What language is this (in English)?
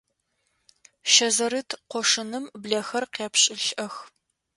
Adyghe